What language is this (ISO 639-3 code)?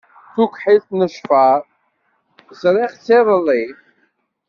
kab